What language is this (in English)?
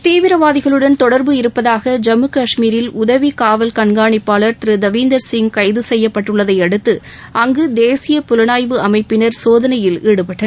Tamil